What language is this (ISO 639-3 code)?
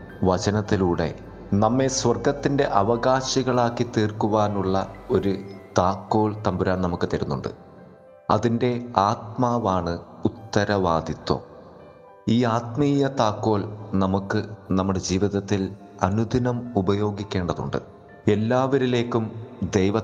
mal